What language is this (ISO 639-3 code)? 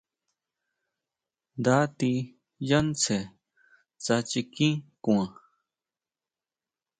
mau